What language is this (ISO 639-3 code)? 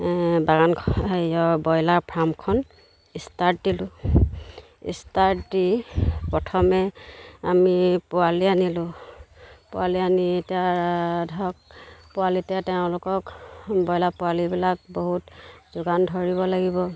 asm